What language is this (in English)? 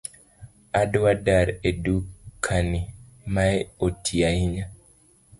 Luo (Kenya and Tanzania)